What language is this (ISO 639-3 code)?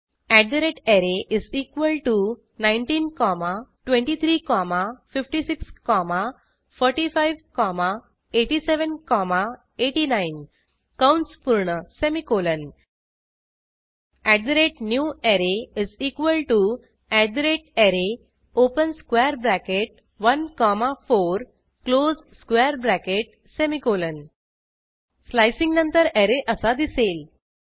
mar